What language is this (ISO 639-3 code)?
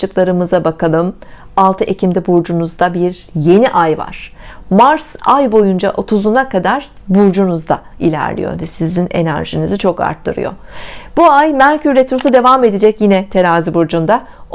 tur